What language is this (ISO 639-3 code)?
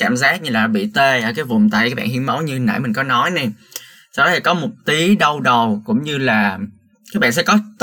vie